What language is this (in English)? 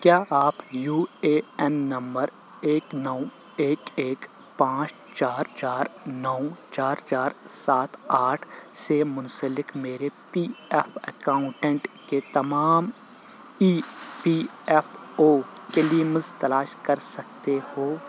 Urdu